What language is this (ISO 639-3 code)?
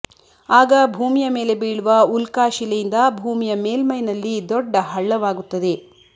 kan